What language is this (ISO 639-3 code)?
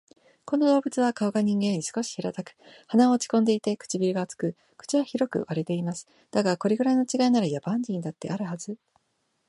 jpn